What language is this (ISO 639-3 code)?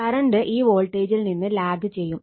mal